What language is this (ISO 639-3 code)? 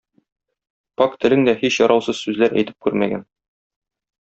tat